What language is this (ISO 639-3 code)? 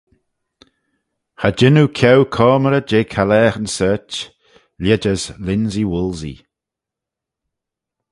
glv